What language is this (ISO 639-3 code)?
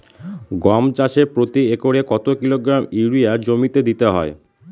ben